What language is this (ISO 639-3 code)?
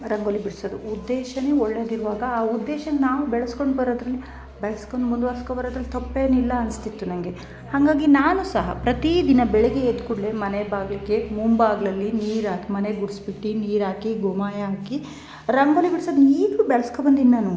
kan